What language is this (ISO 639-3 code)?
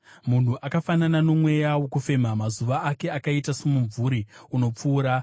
sna